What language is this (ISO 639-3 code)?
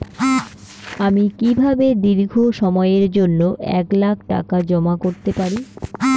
ben